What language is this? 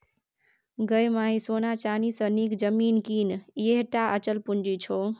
Maithili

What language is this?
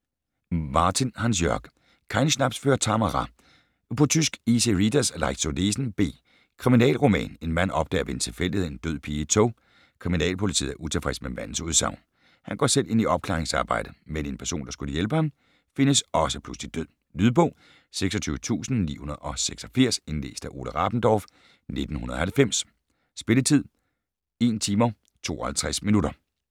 Danish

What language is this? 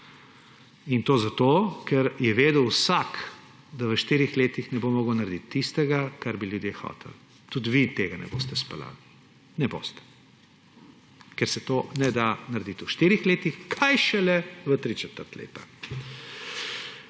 Slovenian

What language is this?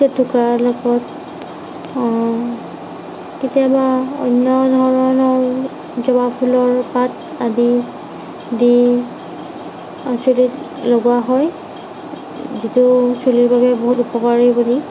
Assamese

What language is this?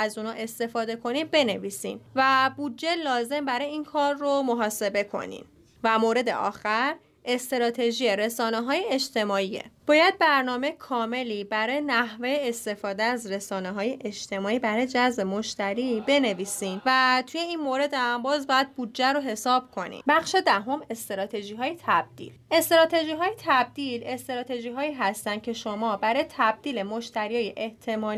Persian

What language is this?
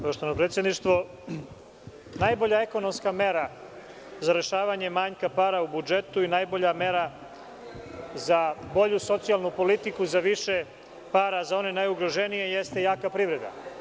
Serbian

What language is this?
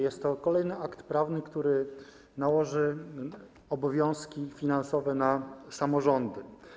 Polish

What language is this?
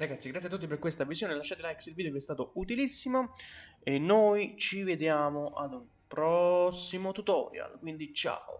Italian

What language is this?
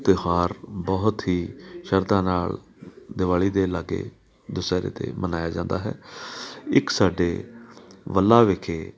Punjabi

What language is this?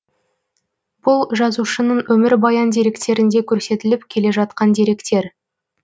Kazakh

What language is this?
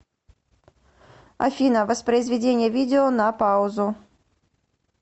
Russian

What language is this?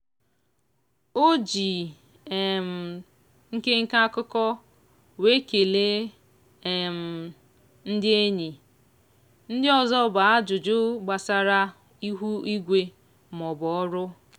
Igbo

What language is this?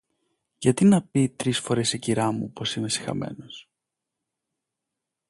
Greek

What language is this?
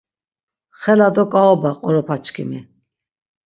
Laz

